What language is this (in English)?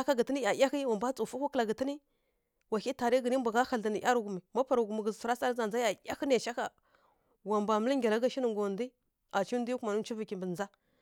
Kirya-Konzəl